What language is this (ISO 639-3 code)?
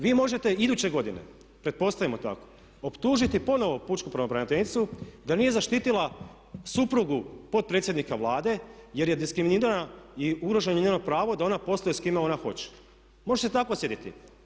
hrv